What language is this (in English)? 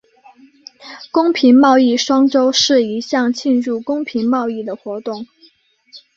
Chinese